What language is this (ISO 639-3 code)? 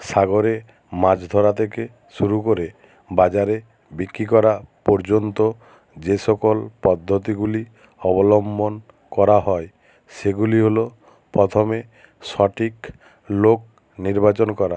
ben